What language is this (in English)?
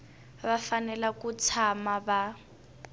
Tsonga